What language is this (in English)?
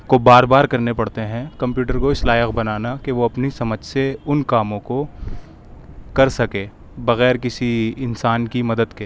Urdu